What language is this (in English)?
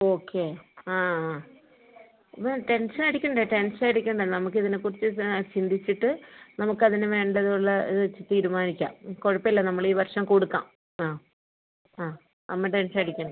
Malayalam